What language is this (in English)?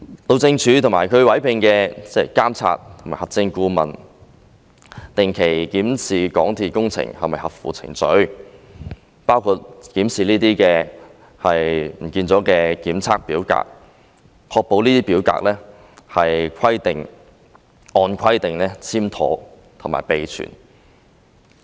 Cantonese